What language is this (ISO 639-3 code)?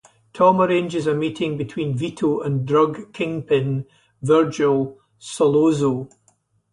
eng